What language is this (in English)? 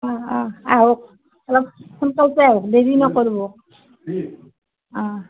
Assamese